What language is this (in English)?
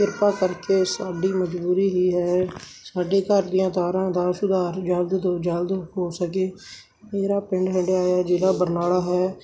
Punjabi